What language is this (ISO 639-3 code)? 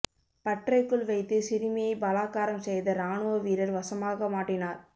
tam